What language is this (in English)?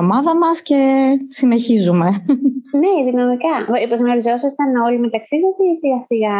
Greek